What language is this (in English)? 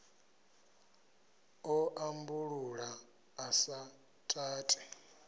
Venda